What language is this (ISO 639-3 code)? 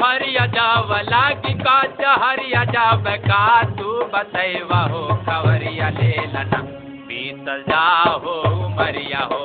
hin